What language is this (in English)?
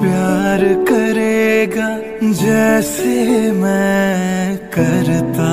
Hindi